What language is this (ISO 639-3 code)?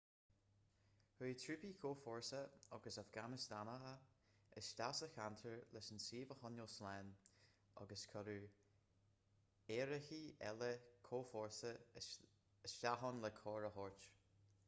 gle